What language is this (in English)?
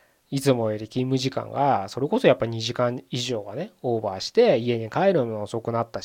Japanese